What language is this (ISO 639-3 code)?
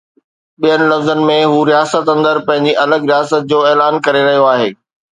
snd